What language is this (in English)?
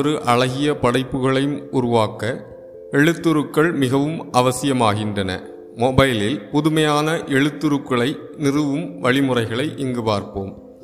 Tamil